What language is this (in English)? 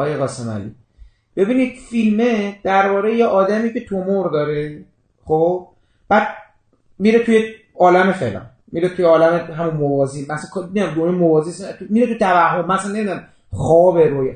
Persian